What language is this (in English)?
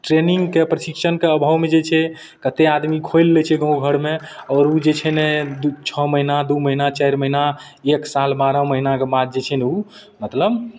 Maithili